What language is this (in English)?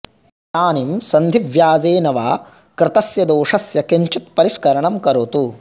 Sanskrit